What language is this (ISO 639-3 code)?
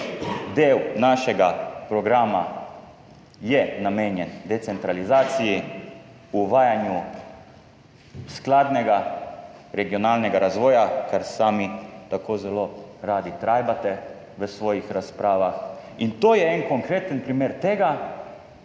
slv